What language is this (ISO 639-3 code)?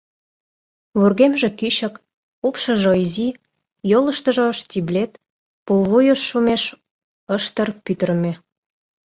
chm